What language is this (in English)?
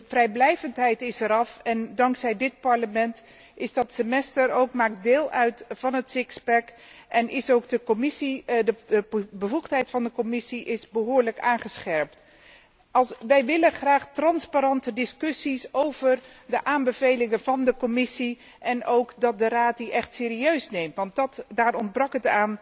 Dutch